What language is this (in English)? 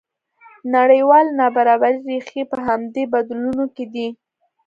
Pashto